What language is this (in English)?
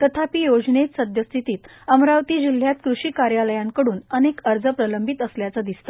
Marathi